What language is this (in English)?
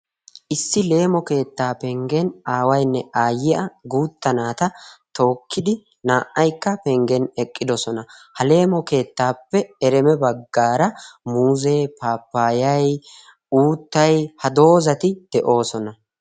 Wolaytta